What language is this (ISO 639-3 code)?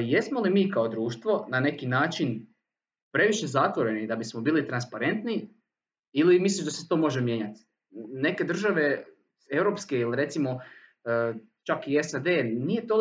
hrv